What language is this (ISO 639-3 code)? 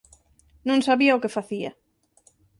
glg